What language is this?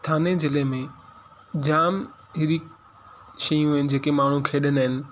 Sindhi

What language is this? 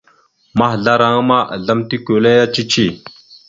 Mada (Cameroon)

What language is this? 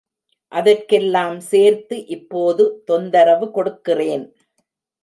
Tamil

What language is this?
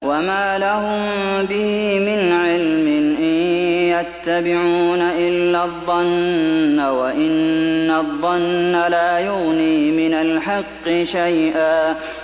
Arabic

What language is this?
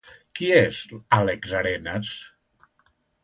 Catalan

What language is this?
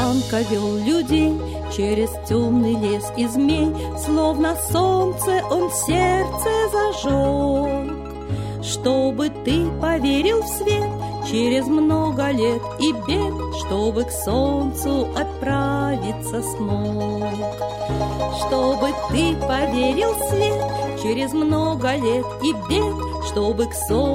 Russian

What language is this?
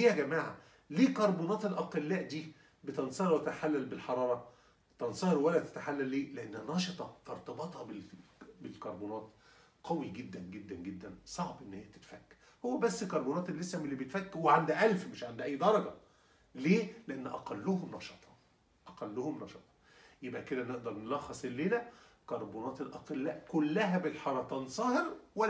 Arabic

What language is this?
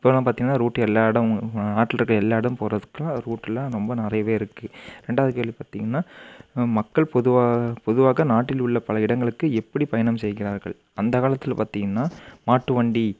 Tamil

